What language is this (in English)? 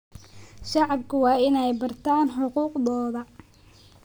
Somali